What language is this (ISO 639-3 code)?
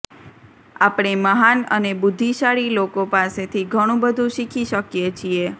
guj